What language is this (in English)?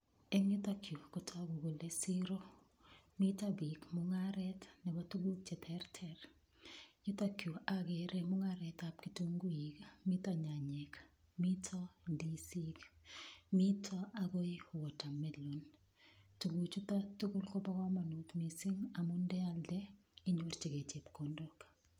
Kalenjin